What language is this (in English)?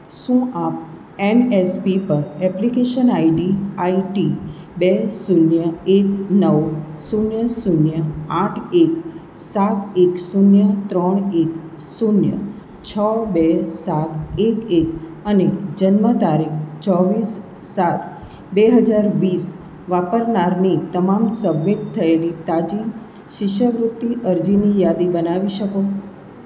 Gujarati